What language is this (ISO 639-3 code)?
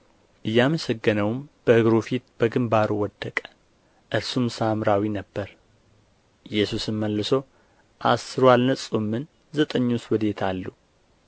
amh